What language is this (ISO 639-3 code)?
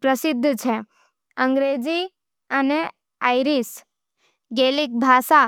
noe